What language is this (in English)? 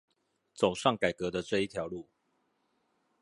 Chinese